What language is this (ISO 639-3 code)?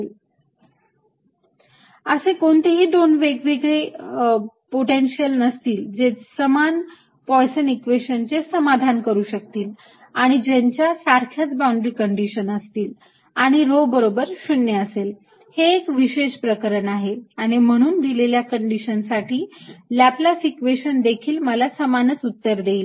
mar